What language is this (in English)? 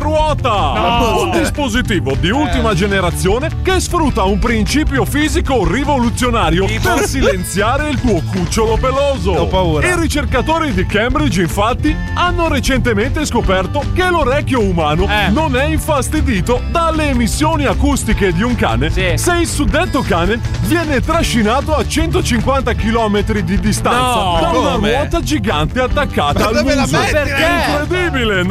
Italian